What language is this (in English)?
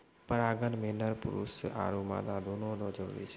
Maithili